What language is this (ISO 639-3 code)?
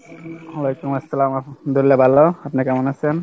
ben